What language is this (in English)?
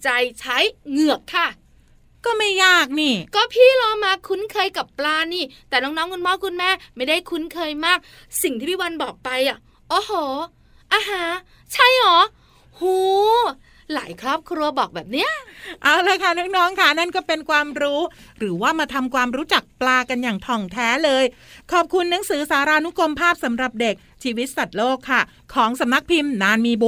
Thai